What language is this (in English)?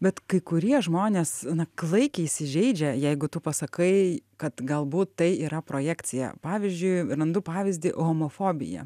Lithuanian